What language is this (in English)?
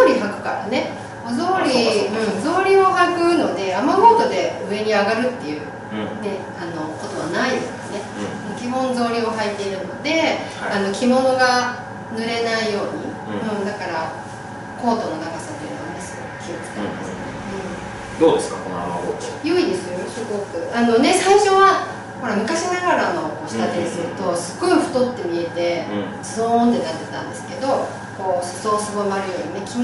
Japanese